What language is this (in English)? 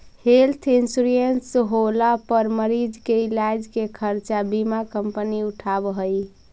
Magahi